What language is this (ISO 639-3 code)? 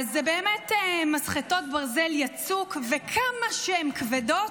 heb